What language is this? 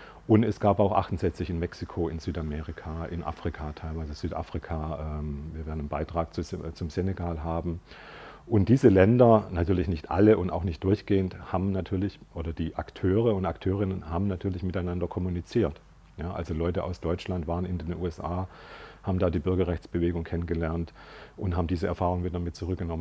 German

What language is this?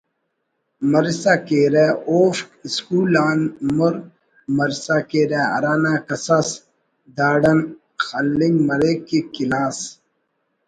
Brahui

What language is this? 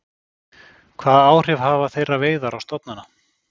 Icelandic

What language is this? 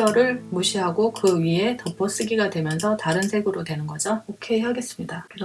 Korean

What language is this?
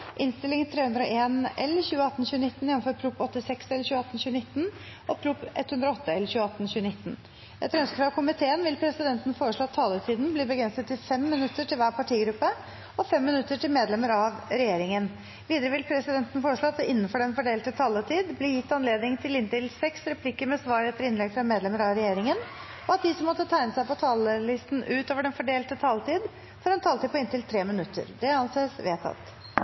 Norwegian Bokmål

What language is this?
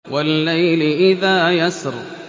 Arabic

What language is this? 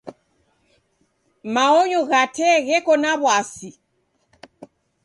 Taita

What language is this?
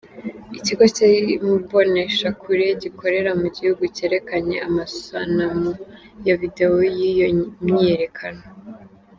Kinyarwanda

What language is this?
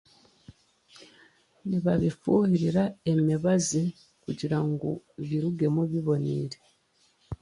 Chiga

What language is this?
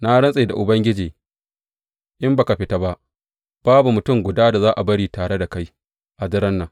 Hausa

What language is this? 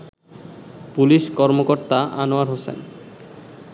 Bangla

